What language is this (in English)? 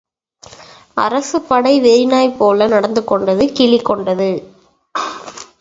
Tamil